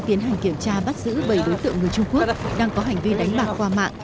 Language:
Vietnamese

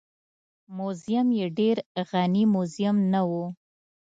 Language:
Pashto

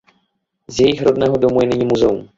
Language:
Czech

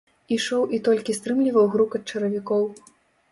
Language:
Belarusian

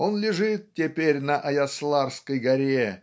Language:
Russian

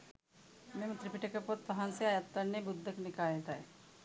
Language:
Sinhala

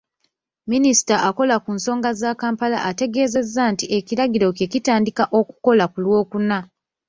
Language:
Ganda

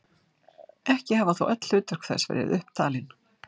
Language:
Icelandic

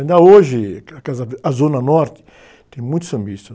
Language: Portuguese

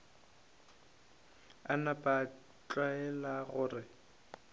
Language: Northern Sotho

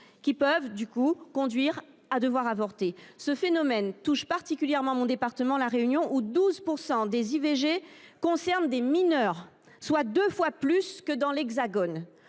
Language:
French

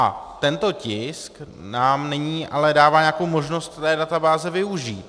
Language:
Czech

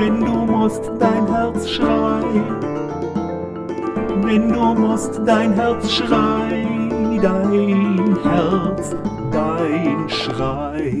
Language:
English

